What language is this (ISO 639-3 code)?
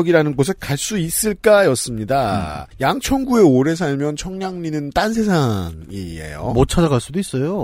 kor